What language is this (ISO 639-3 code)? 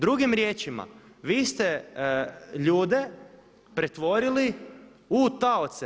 hrv